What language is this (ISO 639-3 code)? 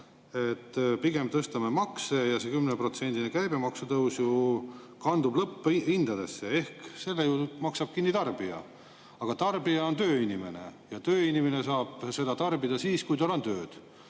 est